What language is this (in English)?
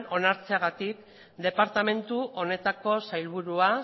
Basque